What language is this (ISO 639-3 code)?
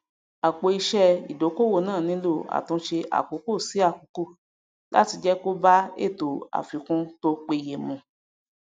yor